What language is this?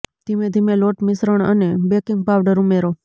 Gujarati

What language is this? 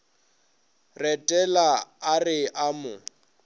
Northern Sotho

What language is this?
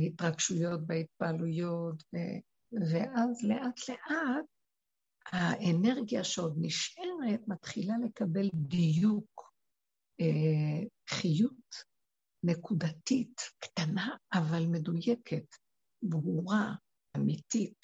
Hebrew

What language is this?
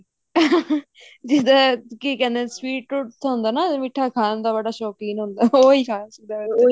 Punjabi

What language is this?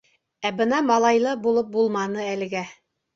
Bashkir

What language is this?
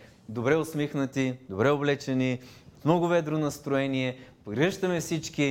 Bulgarian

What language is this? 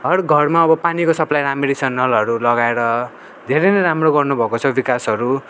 Nepali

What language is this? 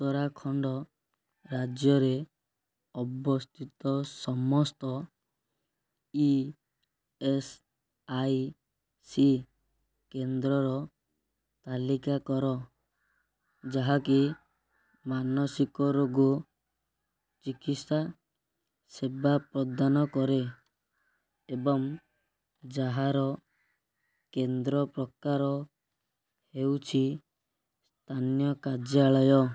Odia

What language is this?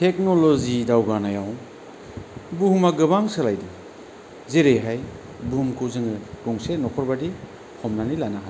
Bodo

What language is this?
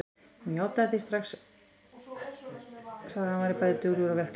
Icelandic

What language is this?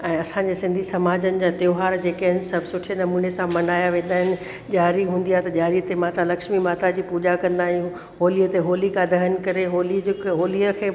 Sindhi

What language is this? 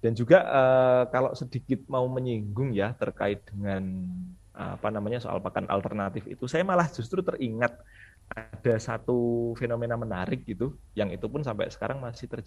Indonesian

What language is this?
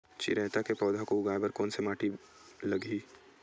Chhattisgarhi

